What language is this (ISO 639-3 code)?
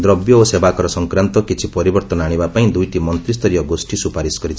ori